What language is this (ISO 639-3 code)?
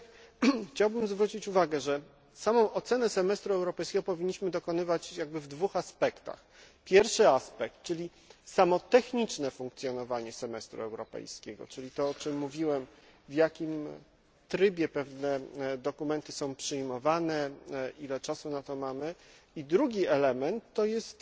pol